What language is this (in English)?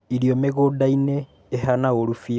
Kikuyu